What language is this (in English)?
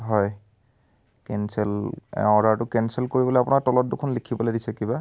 Assamese